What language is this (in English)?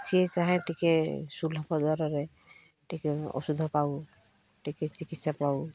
Odia